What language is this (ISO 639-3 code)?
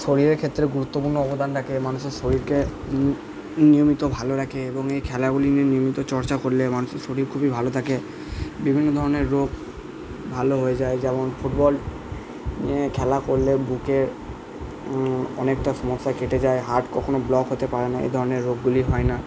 ben